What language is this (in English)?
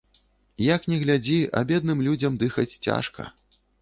Belarusian